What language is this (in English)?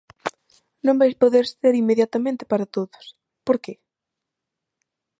Galician